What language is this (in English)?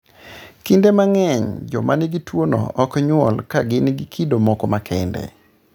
Luo (Kenya and Tanzania)